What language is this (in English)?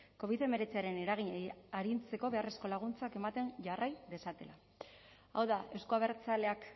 Basque